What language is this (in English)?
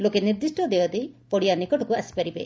Odia